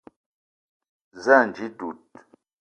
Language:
Eton (Cameroon)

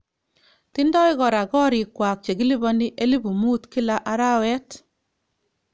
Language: Kalenjin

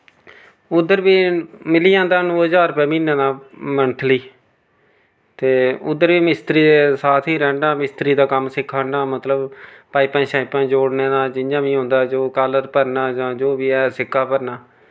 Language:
Dogri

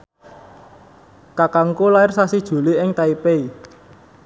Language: Javanese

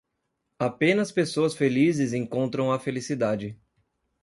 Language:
Portuguese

